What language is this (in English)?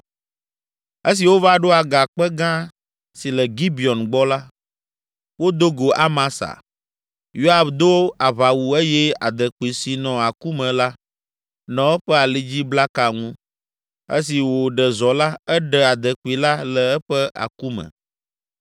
Ewe